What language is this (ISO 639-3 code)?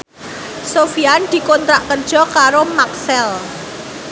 jav